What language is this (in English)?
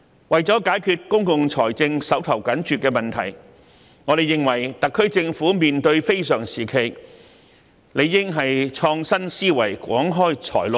Cantonese